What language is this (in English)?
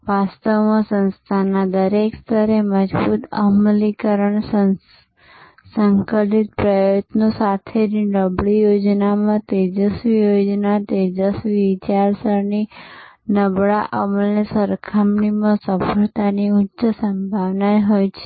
Gujarati